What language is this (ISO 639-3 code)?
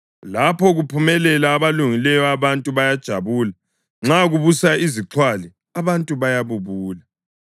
nde